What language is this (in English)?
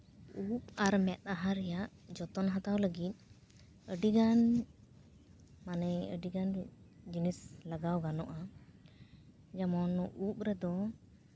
Santali